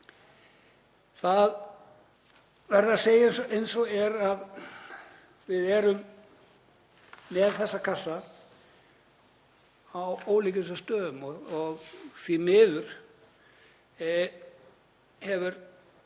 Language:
Icelandic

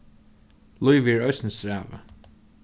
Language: Faroese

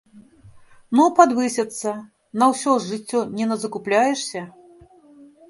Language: Belarusian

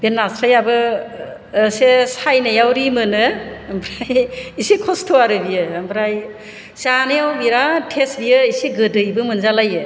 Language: Bodo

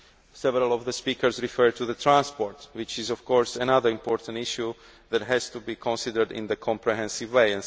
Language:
English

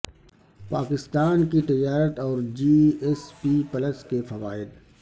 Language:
Urdu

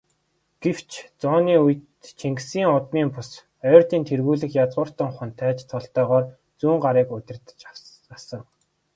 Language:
Mongolian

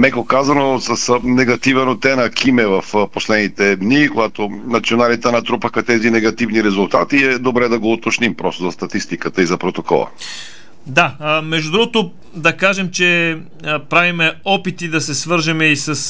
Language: Bulgarian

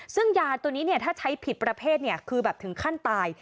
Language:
Thai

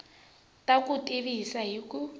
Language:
Tsonga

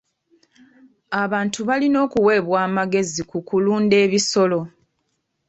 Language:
Ganda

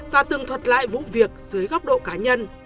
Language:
Vietnamese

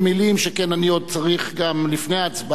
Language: Hebrew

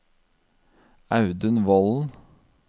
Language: Norwegian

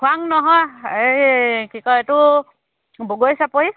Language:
Assamese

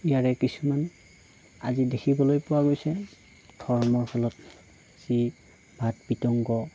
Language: Assamese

